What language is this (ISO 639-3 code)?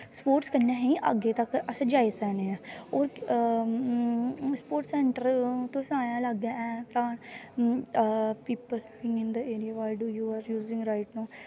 doi